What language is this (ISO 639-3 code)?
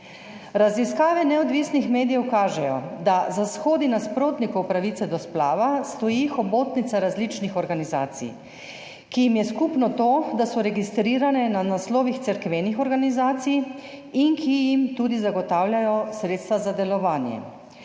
slv